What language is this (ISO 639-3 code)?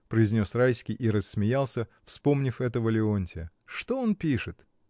rus